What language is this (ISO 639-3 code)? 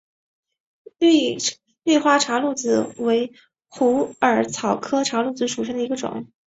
zho